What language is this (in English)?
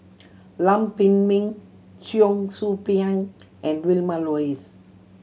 English